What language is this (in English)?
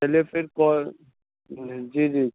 Urdu